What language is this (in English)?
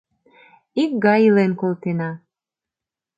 Mari